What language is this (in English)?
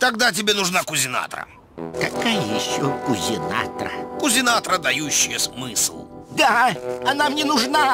Russian